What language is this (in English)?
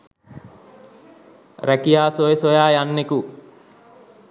Sinhala